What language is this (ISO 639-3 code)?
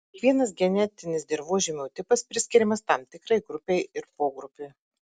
lit